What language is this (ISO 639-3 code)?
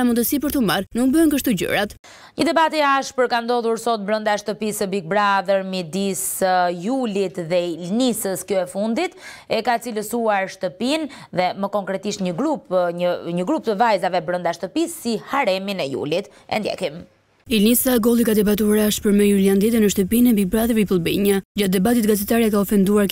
ron